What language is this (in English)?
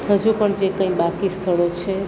Gujarati